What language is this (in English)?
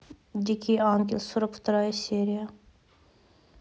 Russian